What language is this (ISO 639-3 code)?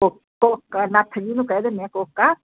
pan